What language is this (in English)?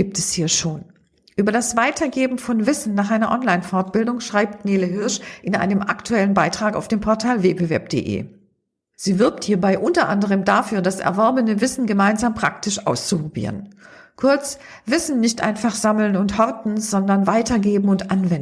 German